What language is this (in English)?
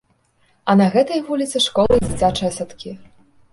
Belarusian